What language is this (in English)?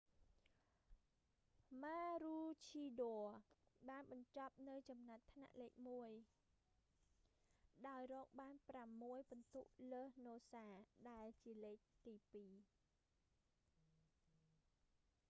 Khmer